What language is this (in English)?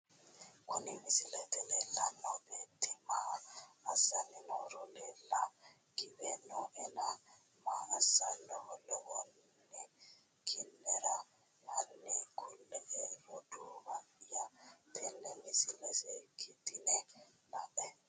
Sidamo